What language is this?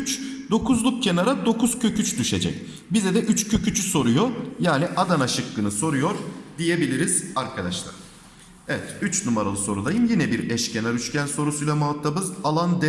Turkish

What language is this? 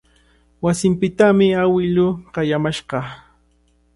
Cajatambo North Lima Quechua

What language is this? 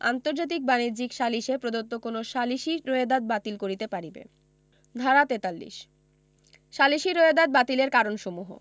Bangla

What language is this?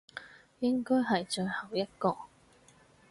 Cantonese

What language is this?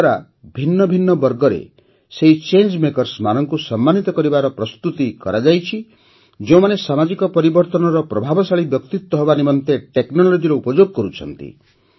Odia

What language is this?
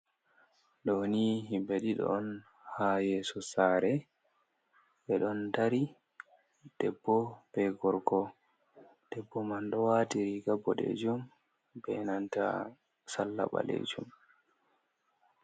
Fula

